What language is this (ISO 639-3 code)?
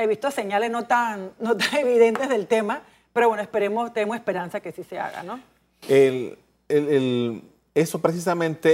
spa